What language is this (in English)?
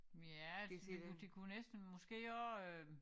Danish